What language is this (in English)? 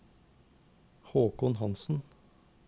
Norwegian